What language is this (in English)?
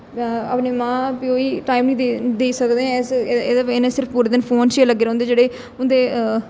Dogri